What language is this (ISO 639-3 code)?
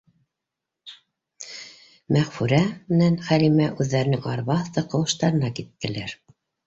bak